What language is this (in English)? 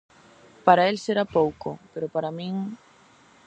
Galician